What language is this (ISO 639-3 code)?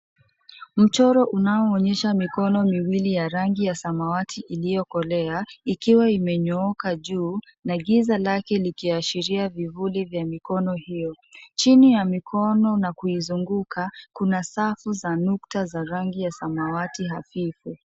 swa